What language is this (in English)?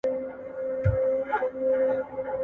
Pashto